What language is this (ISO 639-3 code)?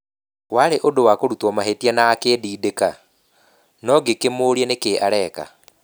kik